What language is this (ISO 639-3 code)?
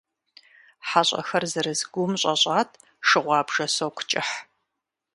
kbd